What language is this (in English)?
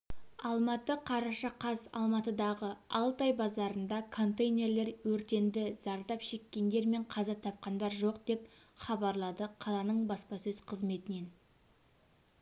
Kazakh